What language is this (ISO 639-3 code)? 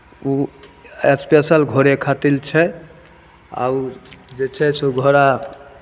mai